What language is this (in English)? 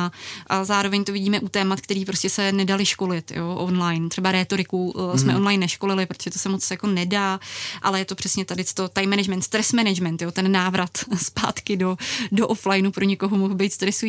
Czech